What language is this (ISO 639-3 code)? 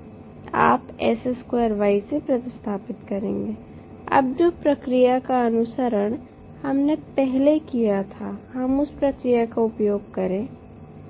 hin